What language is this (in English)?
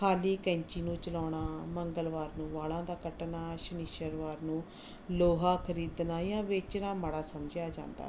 Punjabi